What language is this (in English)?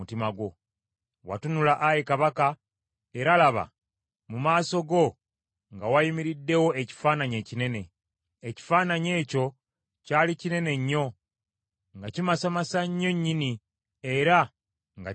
Ganda